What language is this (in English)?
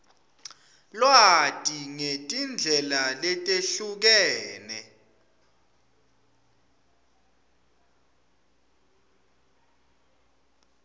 Swati